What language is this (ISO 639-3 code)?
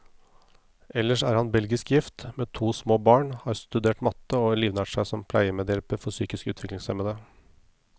nor